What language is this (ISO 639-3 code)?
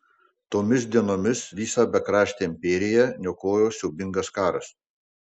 lit